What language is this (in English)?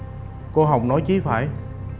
Vietnamese